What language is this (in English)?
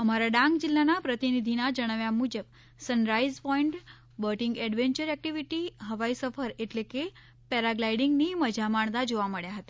Gujarati